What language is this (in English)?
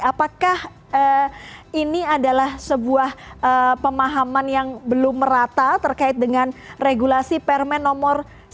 Indonesian